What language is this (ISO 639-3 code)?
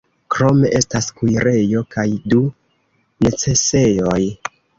epo